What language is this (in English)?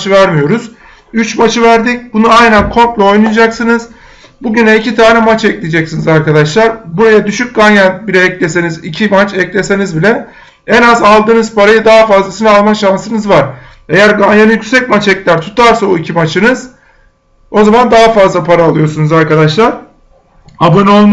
Turkish